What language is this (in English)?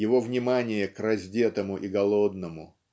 Russian